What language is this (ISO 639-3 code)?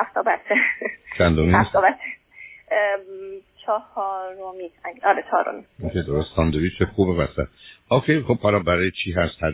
fas